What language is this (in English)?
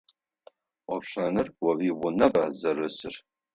Adyghe